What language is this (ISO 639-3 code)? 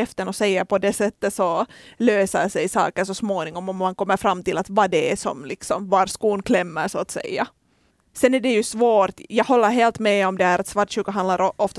swe